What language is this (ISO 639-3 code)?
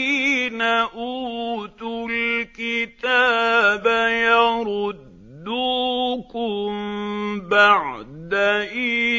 ara